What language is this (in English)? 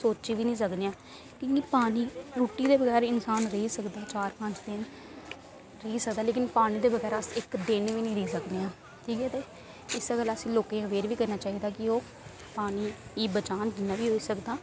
Dogri